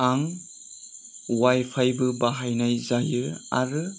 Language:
Bodo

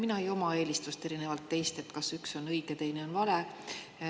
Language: Estonian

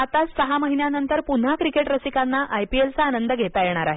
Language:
Marathi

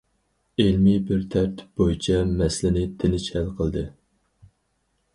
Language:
Uyghur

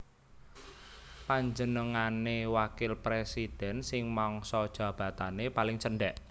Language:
Javanese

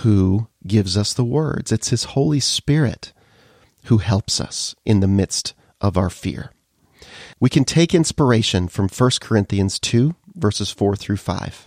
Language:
English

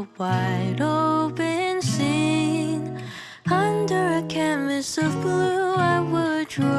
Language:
English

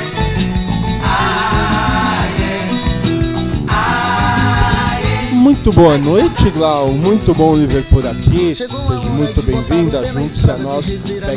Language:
Portuguese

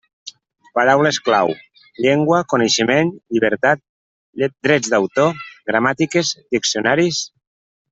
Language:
Catalan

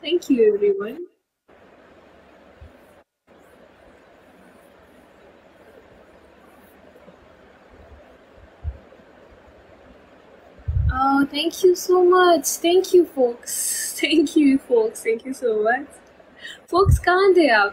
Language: Hindi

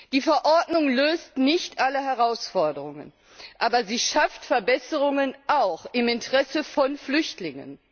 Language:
German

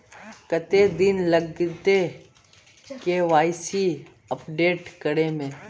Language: Magahi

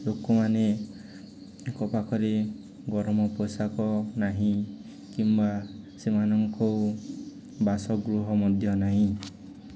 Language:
Odia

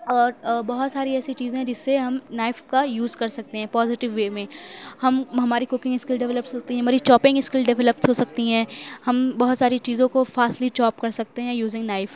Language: Urdu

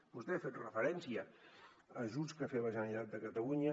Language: Catalan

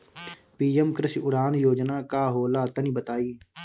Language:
Bhojpuri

